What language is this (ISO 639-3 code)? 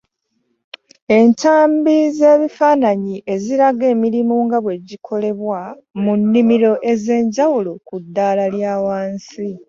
lug